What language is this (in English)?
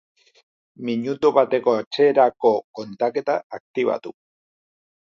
Basque